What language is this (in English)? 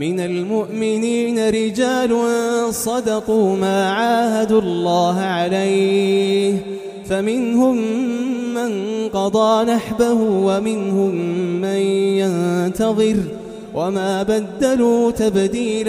Arabic